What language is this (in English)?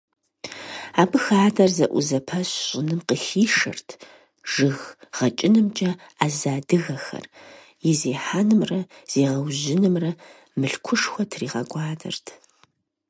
Kabardian